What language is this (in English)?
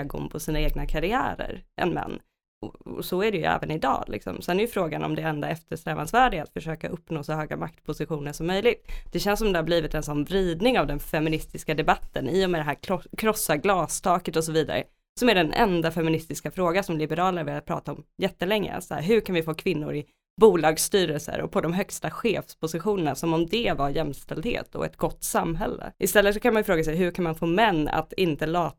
Swedish